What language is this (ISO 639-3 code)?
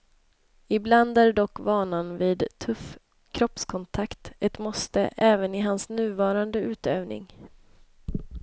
swe